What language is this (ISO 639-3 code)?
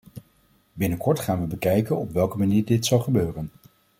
nld